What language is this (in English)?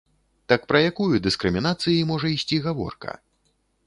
Belarusian